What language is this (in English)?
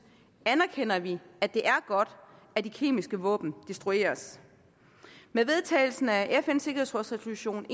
Danish